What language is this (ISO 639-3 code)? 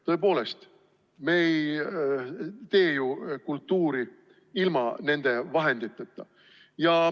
est